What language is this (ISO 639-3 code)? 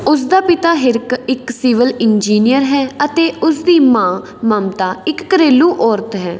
pan